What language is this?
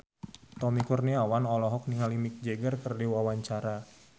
Sundanese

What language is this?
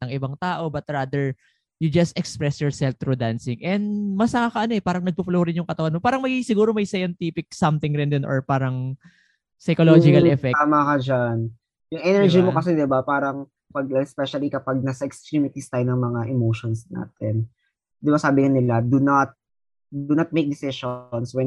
Filipino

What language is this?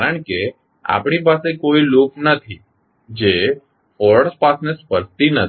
Gujarati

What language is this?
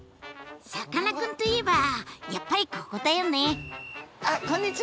Japanese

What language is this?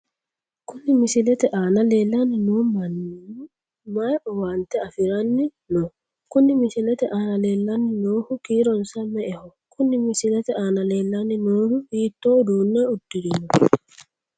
Sidamo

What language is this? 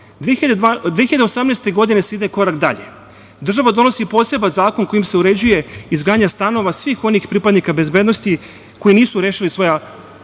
Serbian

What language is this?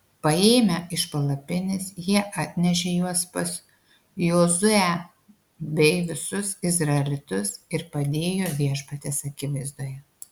Lithuanian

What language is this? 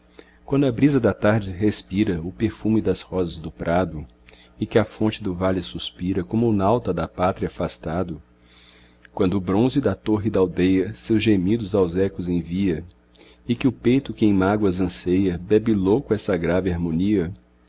Portuguese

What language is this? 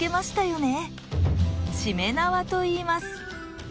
Japanese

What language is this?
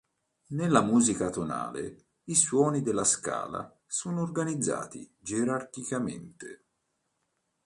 Italian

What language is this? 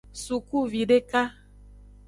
Aja (Benin)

